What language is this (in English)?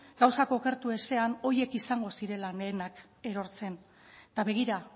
Basque